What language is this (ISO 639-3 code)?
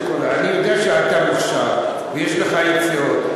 heb